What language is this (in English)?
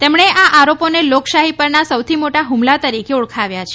Gujarati